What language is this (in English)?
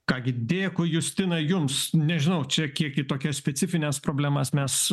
Lithuanian